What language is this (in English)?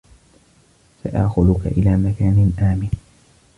Arabic